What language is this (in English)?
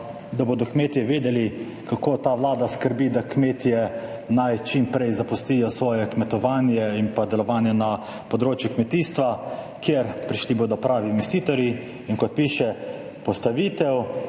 Slovenian